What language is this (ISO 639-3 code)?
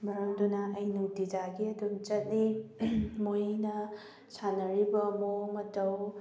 mni